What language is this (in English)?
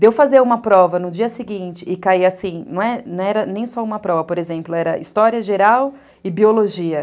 Portuguese